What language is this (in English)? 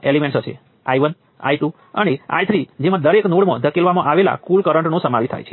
Gujarati